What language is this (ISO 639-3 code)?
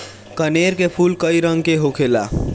bho